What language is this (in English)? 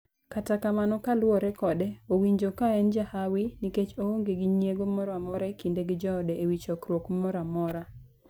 Luo (Kenya and Tanzania)